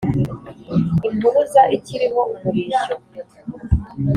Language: Kinyarwanda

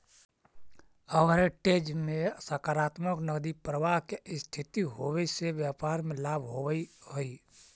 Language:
Magahi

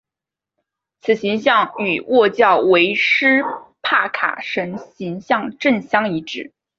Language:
Chinese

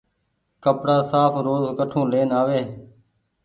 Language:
Goaria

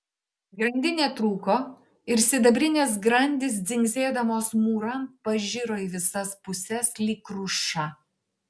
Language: Lithuanian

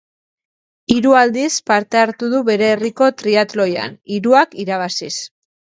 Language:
Basque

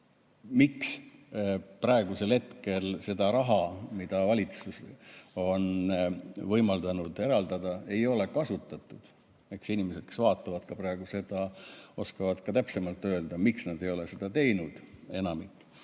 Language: Estonian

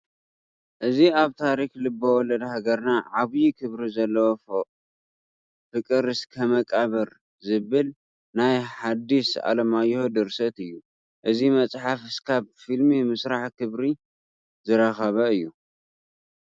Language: Tigrinya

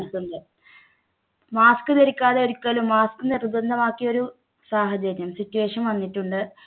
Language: Malayalam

